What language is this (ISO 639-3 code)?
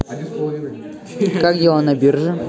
rus